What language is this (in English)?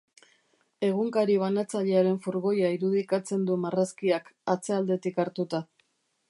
Basque